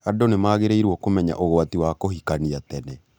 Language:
Kikuyu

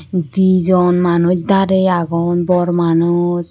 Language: Chakma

